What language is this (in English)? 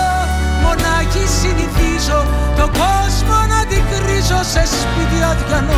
Greek